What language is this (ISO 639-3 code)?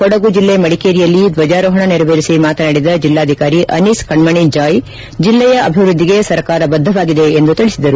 kan